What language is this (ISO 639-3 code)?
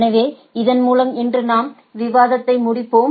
tam